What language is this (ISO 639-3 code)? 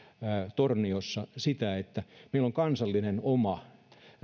fin